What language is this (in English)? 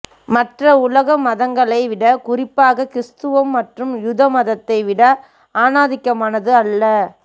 Tamil